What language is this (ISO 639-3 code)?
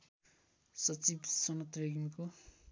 nep